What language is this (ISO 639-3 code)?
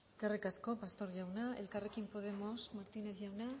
eus